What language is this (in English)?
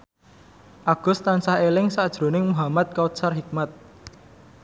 Javanese